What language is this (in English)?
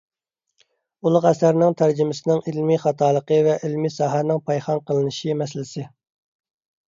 Uyghur